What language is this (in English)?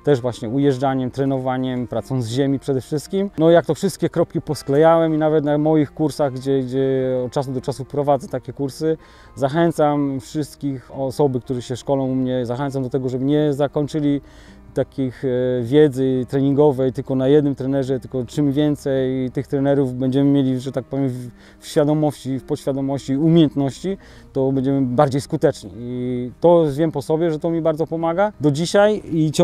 Polish